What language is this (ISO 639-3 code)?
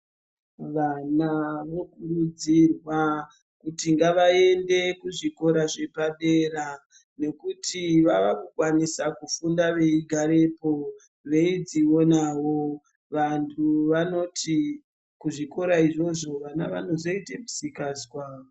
ndc